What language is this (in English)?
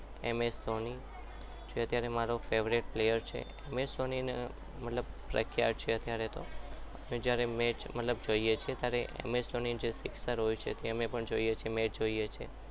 Gujarati